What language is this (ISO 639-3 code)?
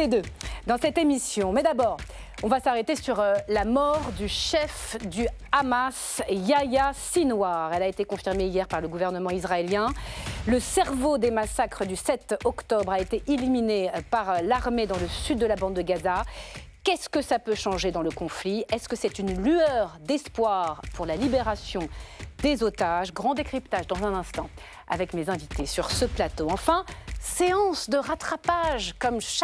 fra